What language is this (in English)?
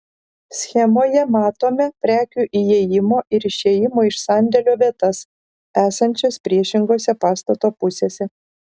Lithuanian